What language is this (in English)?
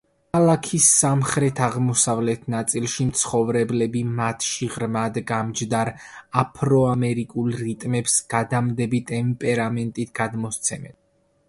Georgian